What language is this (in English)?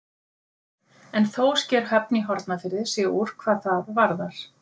Icelandic